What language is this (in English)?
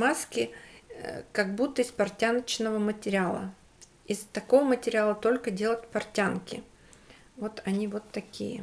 Russian